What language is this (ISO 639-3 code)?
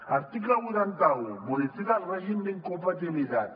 cat